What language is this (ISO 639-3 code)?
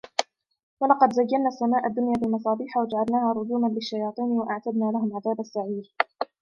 ara